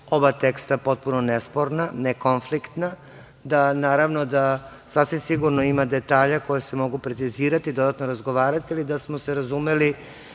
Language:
Serbian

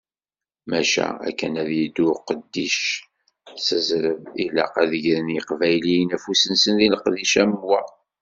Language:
Kabyle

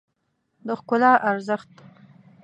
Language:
Pashto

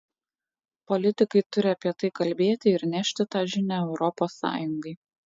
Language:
Lithuanian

